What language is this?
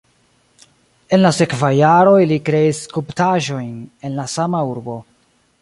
Esperanto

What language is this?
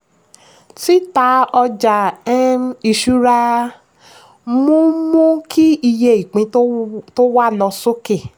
Yoruba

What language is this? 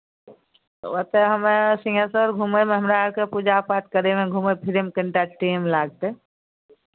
Maithili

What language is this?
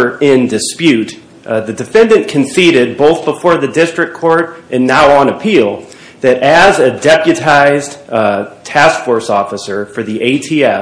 English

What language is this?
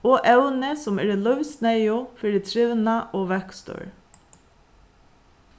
Faroese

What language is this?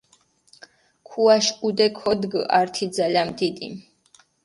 Mingrelian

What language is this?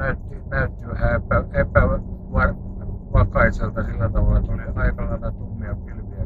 Finnish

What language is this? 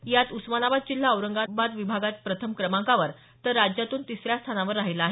Marathi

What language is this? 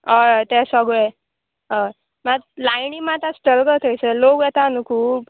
Konkani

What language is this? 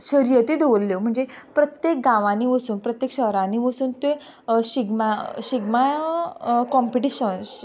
Konkani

